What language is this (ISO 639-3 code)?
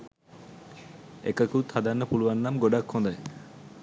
sin